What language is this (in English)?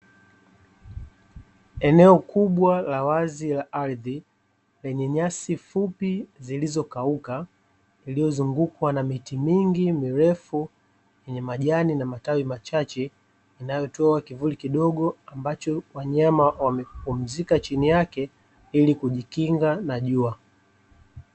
Swahili